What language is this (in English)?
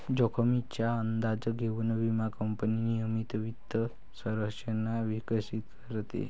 Marathi